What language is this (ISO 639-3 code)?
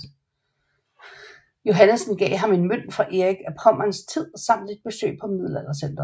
dan